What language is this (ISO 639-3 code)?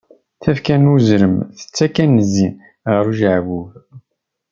kab